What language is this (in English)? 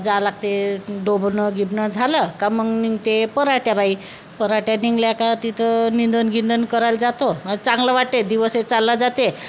Marathi